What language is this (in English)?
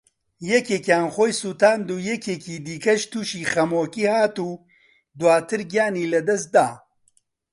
Central Kurdish